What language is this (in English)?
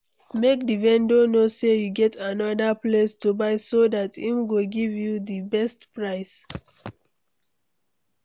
Nigerian Pidgin